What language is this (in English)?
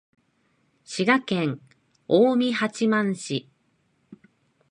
Japanese